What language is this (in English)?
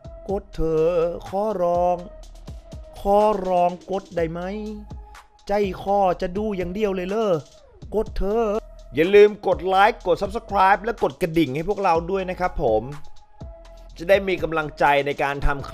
Thai